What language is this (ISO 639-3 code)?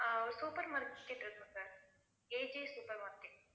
tam